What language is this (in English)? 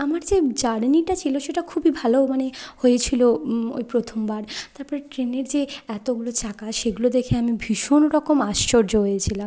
Bangla